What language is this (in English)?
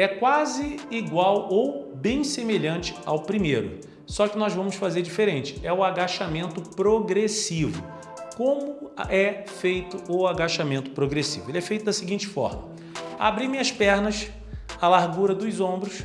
Portuguese